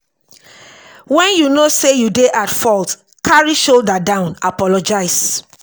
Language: Nigerian Pidgin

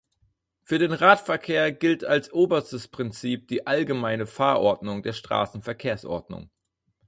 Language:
German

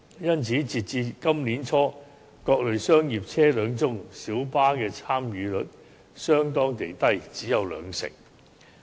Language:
Cantonese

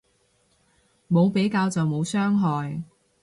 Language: Cantonese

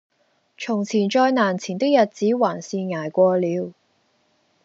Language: Cantonese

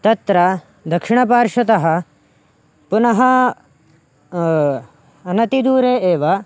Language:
Sanskrit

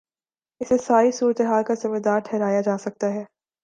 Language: Urdu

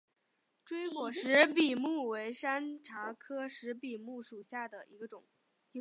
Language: Chinese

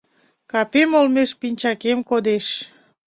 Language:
Mari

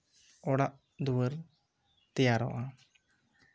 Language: Santali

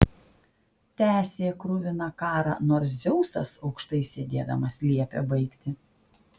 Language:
Lithuanian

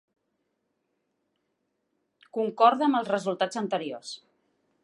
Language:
Catalan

